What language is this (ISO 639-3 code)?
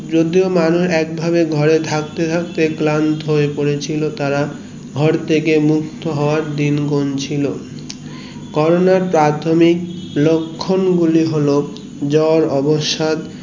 ben